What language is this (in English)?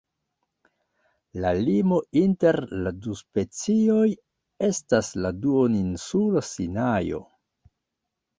Esperanto